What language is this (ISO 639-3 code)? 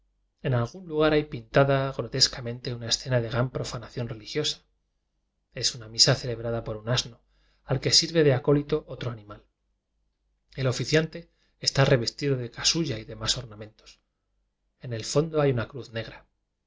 spa